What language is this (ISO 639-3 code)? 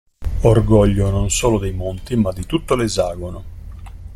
ita